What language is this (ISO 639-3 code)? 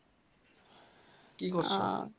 ben